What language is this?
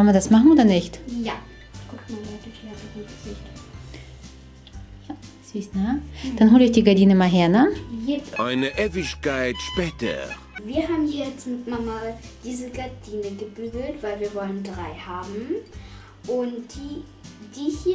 German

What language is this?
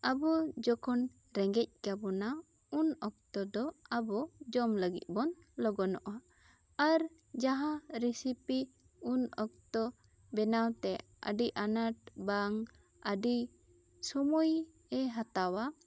Santali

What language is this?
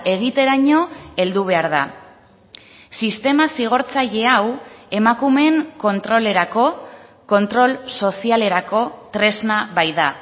Basque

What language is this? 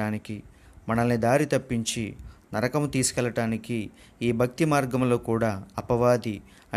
Telugu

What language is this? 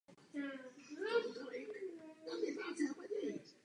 Czech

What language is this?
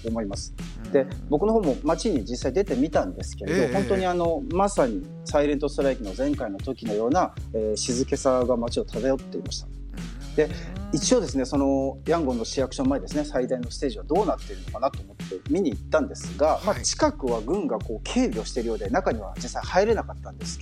Japanese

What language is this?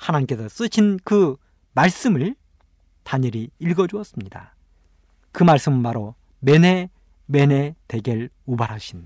Korean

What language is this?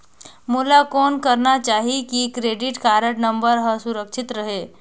Chhattisgarhi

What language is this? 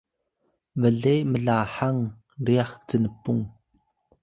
Atayal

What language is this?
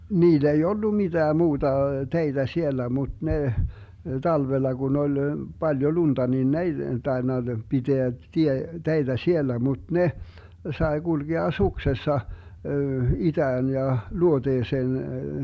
Finnish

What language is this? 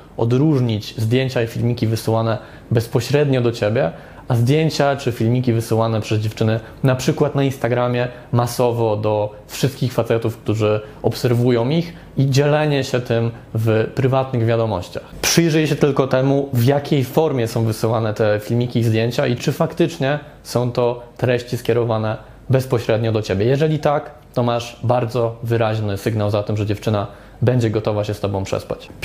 Polish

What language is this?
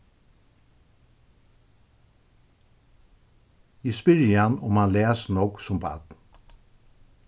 Faroese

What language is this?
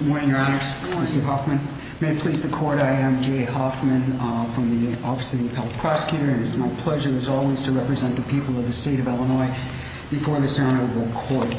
English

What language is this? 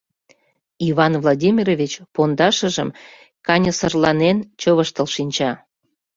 Mari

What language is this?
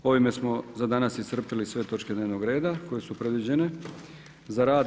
Croatian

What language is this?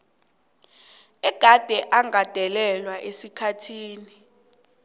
South Ndebele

